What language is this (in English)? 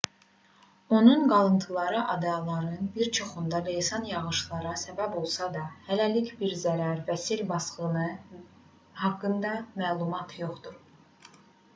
Azerbaijani